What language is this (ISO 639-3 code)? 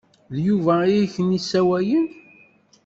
kab